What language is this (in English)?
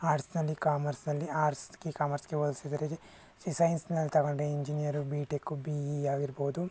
Kannada